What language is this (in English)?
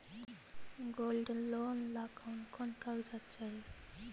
Magahi